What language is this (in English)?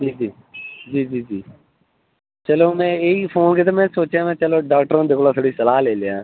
Dogri